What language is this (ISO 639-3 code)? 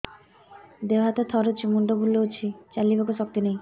ori